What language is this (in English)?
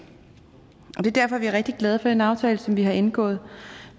Danish